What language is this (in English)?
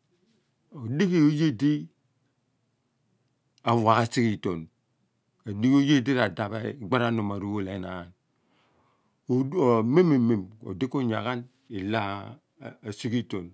Abua